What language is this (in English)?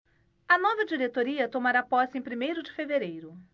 Portuguese